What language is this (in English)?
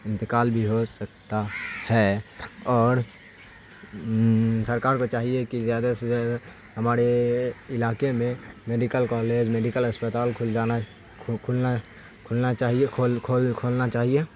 Urdu